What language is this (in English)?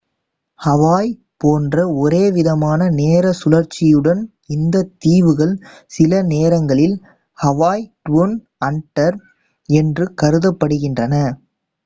Tamil